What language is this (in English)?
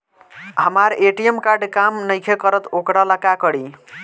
Bhojpuri